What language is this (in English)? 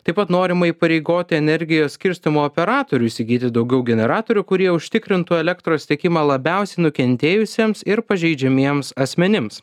Lithuanian